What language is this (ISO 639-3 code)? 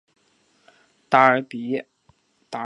zho